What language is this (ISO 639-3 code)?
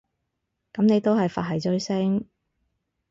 yue